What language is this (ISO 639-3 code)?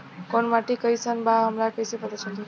bho